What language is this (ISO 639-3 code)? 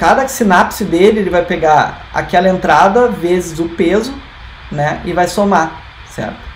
por